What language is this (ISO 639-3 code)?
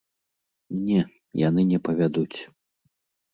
bel